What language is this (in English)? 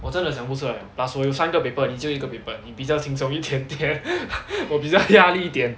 English